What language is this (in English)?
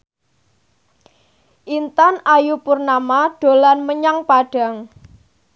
Javanese